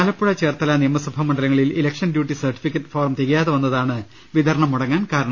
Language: Malayalam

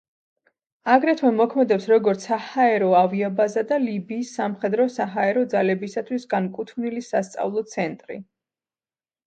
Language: Georgian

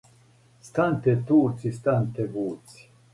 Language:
Serbian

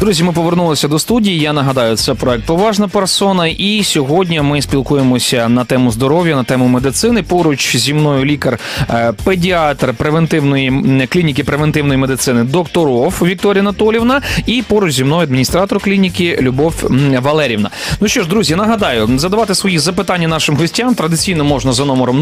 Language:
Ukrainian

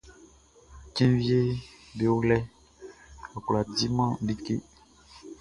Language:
Baoulé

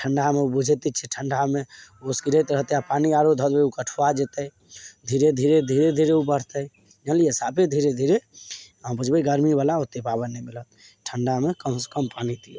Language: Maithili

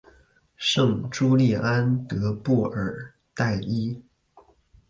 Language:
Chinese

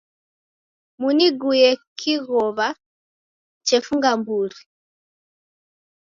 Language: Taita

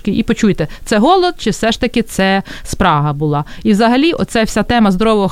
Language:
Ukrainian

